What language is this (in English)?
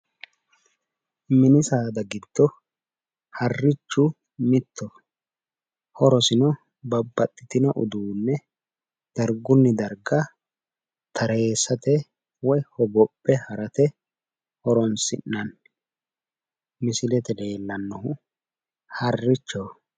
Sidamo